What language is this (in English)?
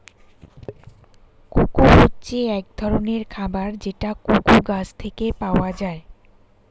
Bangla